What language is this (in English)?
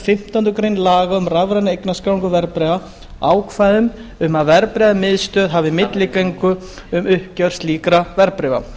Icelandic